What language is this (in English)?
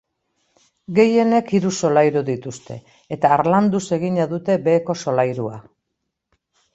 Basque